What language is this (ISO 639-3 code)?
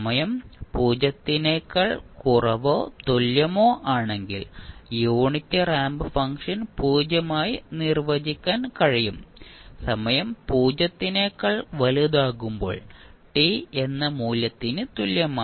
mal